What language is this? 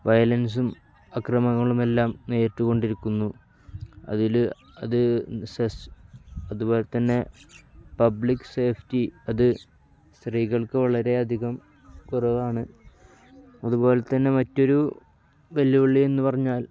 Malayalam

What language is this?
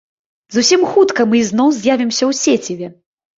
Belarusian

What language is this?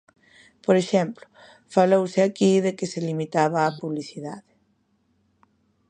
Galician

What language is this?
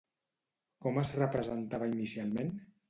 Catalan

